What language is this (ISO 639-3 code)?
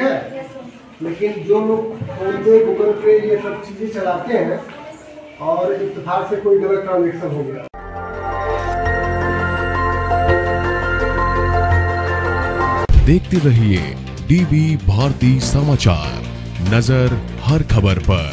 hin